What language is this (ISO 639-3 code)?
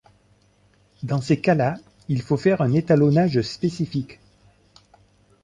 fra